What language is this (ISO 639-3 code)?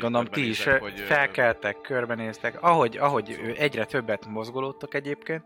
hun